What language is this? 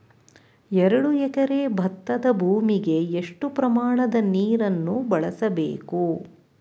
Kannada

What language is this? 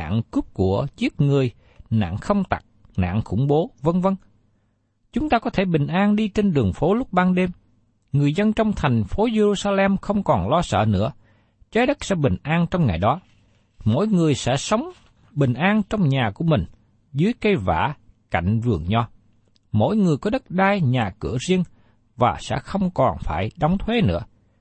Vietnamese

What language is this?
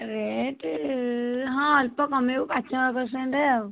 Odia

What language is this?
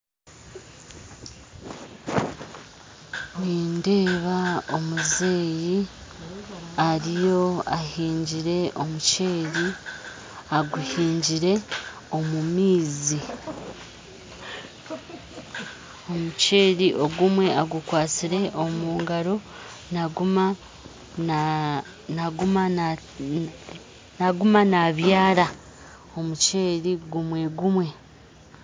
Nyankole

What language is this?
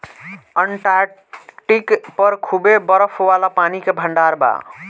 Bhojpuri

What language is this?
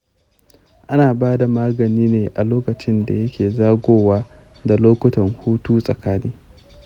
Hausa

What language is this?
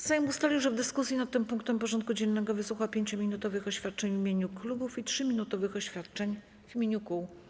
Polish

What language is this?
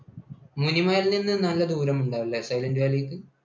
Malayalam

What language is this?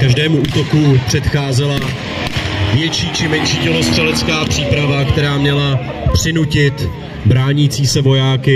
Czech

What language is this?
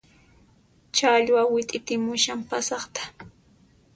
Puno Quechua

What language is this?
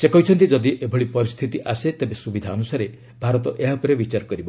Odia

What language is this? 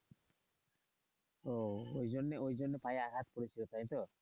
Bangla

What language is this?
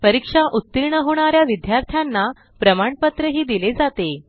Marathi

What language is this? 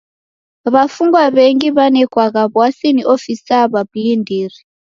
Taita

